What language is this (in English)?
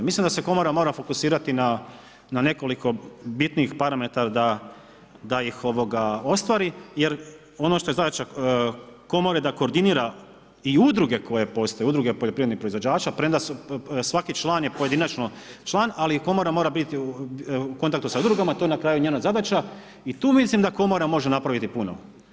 Croatian